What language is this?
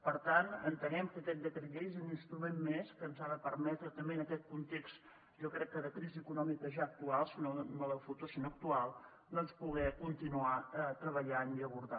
Catalan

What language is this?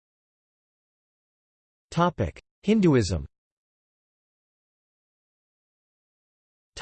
English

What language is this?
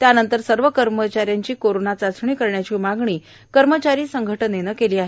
Marathi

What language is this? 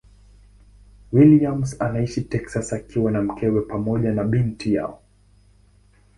Swahili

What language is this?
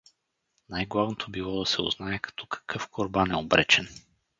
Bulgarian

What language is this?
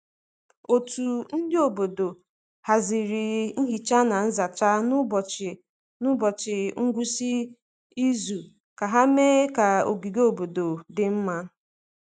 Igbo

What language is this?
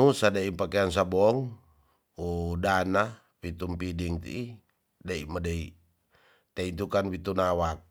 Tonsea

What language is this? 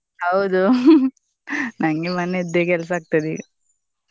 Kannada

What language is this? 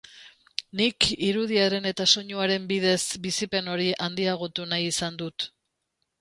Basque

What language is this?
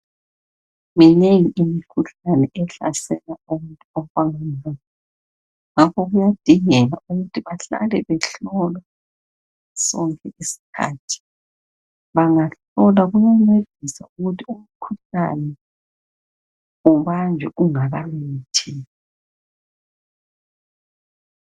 North Ndebele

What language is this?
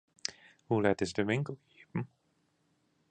Western Frisian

